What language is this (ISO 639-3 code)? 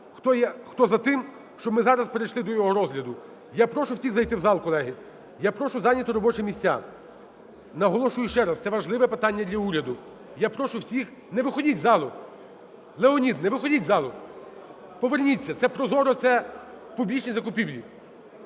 ukr